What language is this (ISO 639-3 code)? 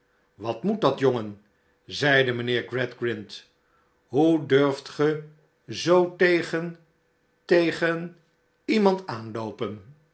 nld